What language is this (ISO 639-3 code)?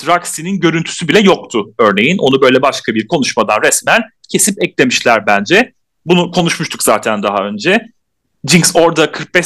tur